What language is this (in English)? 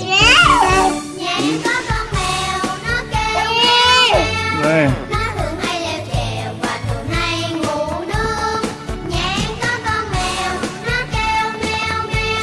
Vietnamese